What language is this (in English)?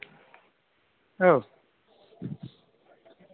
Bodo